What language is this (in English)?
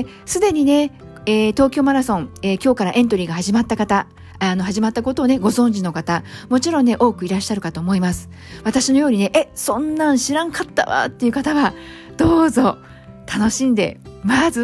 Japanese